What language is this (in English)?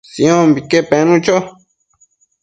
Matsés